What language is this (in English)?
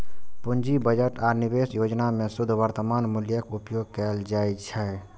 Maithili